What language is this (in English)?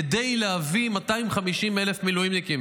Hebrew